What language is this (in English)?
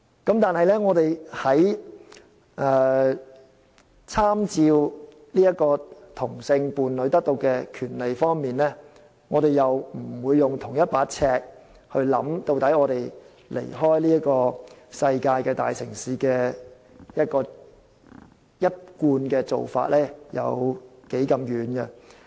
Cantonese